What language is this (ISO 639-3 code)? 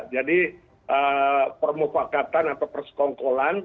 ind